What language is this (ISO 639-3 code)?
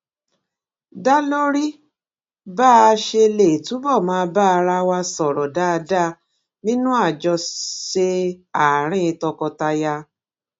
yor